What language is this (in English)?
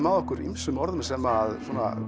Icelandic